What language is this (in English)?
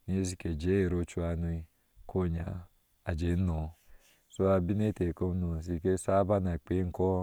Ashe